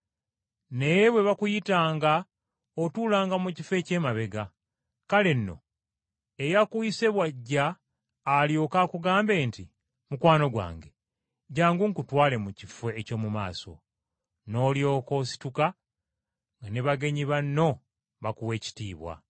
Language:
Ganda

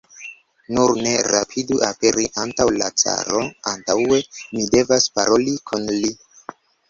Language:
Esperanto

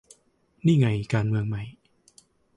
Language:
Thai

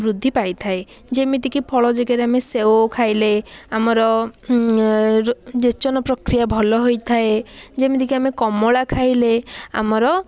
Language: Odia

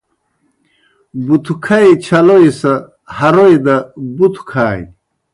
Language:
Kohistani Shina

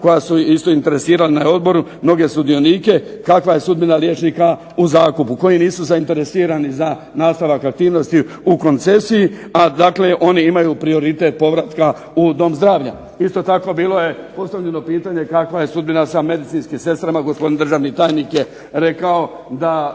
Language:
Croatian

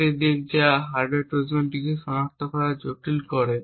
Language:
Bangla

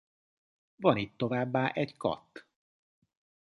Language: Hungarian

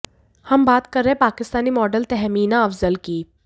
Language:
Hindi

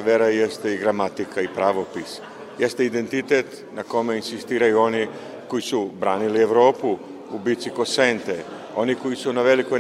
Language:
Croatian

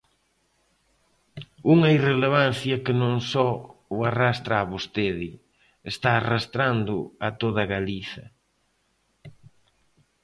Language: Galician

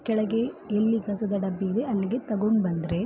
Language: Kannada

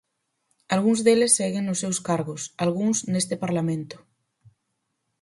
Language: Galician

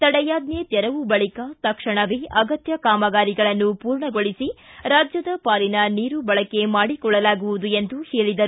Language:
Kannada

